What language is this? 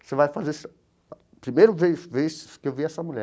Portuguese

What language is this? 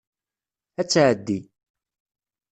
Kabyle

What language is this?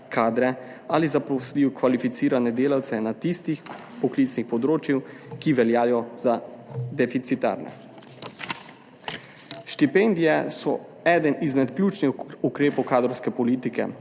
Slovenian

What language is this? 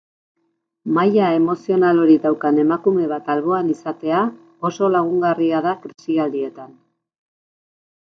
Basque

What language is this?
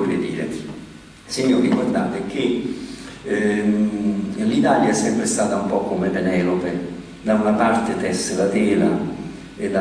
Italian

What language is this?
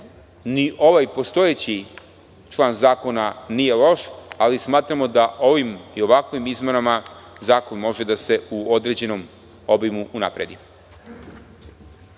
Serbian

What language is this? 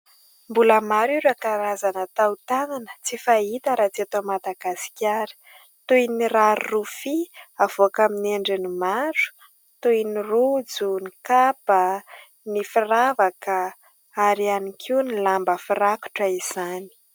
Malagasy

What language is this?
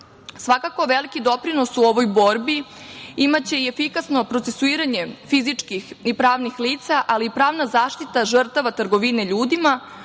Serbian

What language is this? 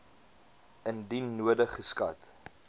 Afrikaans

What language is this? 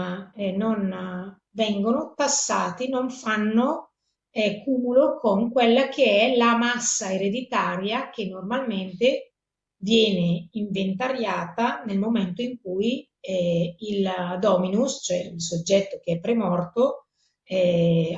Italian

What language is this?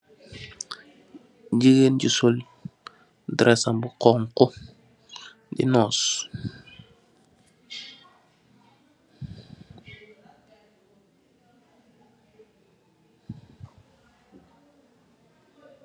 Wolof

